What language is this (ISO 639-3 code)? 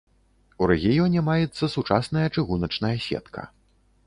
bel